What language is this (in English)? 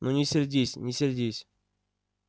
Russian